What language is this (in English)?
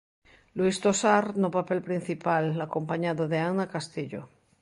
Galician